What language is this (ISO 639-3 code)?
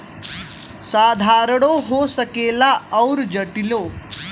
bho